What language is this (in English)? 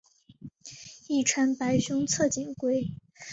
Chinese